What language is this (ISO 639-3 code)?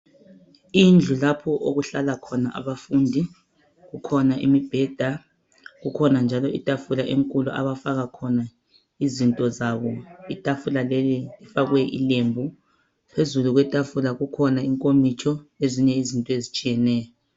nde